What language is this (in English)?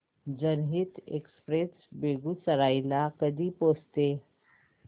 Marathi